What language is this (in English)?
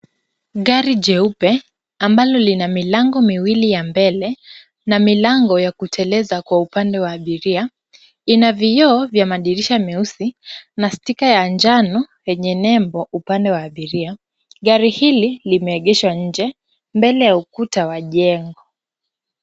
Swahili